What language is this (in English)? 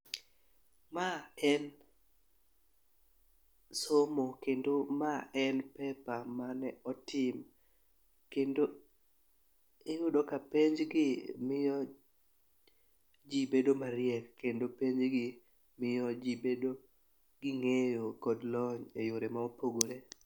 Luo (Kenya and Tanzania)